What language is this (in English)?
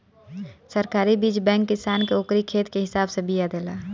Bhojpuri